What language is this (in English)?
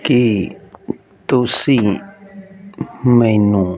Punjabi